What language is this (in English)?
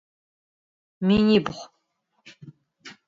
Adyghe